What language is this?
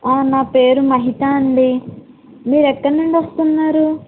Telugu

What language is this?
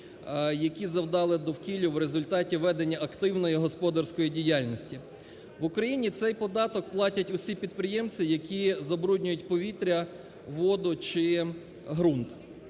Ukrainian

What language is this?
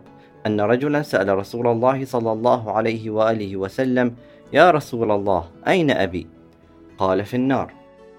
Arabic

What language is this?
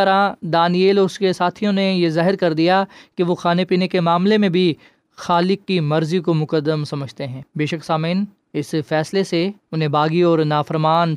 Urdu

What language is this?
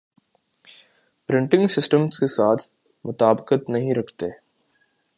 Urdu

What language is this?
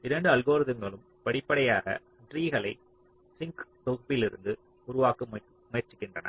Tamil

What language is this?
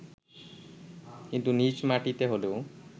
Bangla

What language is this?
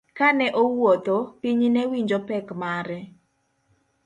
Luo (Kenya and Tanzania)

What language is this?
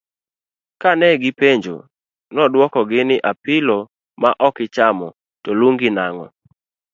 Luo (Kenya and Tanzania)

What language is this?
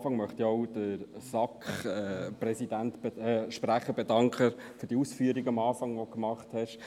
Swiss German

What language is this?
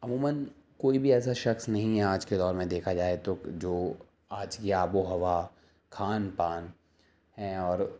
Urdu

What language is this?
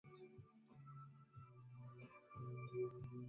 Swahili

